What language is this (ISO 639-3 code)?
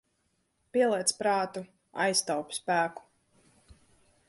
lav